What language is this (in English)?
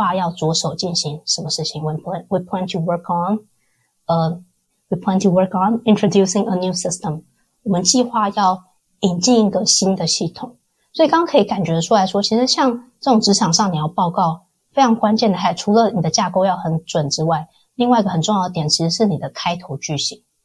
Chinese